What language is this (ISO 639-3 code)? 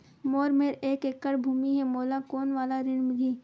hne